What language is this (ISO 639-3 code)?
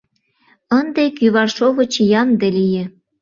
chm